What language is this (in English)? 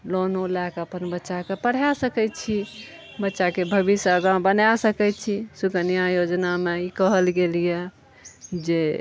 Maithili